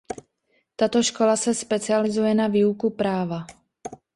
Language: Czech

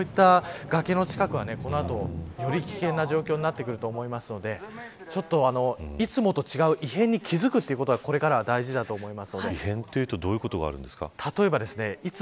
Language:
Japanese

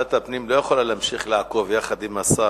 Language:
Hebrew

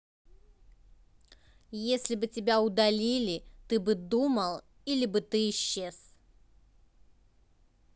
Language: Russian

